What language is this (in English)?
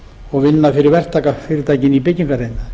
Icelandic